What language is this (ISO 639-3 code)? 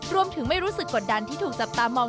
tha